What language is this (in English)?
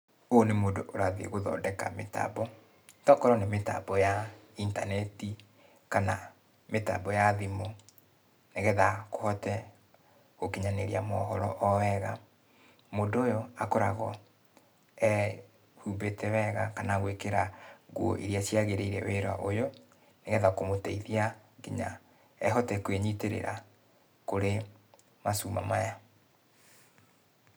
Kikuyu